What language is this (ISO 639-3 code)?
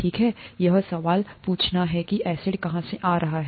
hin